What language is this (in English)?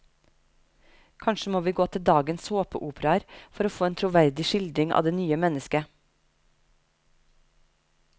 Norwegian